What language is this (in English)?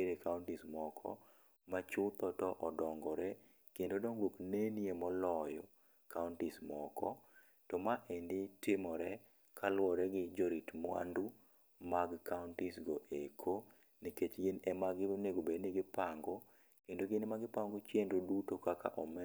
Luo (Kenya and Tanzania)